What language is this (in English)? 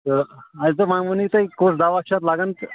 Kashmiri